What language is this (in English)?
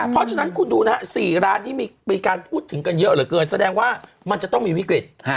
Thai